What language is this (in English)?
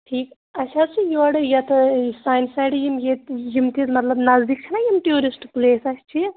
Kashmiri